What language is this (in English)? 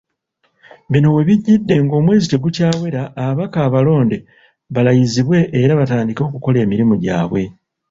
Ganda